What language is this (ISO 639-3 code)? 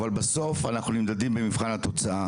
heb